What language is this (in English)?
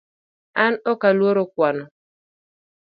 Luo (Kenya and Tanzania)